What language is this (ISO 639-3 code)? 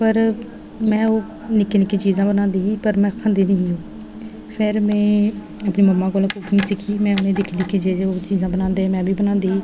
doi